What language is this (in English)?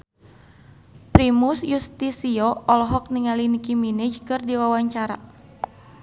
Sundanese